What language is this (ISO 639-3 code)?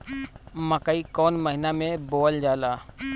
bho